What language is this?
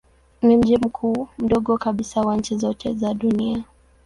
Swahili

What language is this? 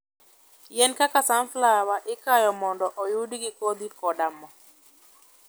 Luo (Kenya and Tanzania)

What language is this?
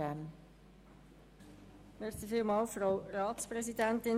Swiss German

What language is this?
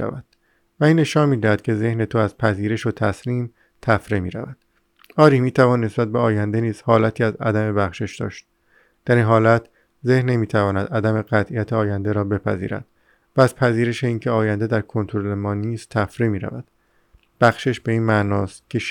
Persian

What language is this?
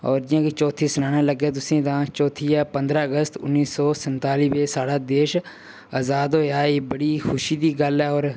Dogri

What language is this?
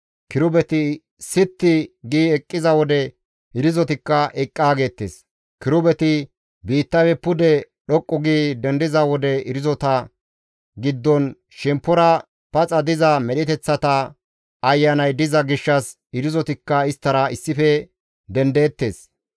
Gamo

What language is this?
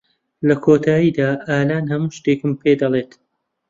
Central Kurdish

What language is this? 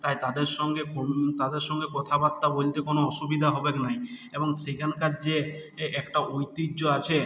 Bangla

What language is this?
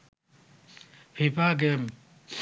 Bangla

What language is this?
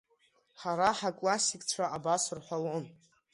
Abkhazian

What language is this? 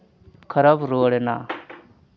Santali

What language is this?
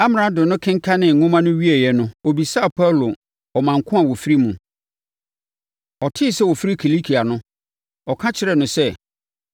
Akan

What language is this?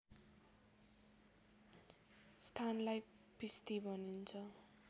Nepali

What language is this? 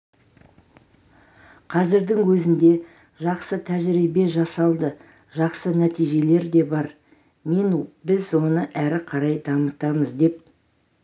Kazakh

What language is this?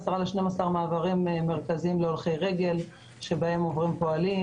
Hebrew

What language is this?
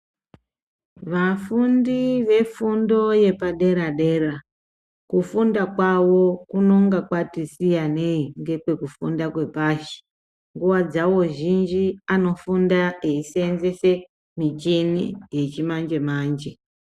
Ndau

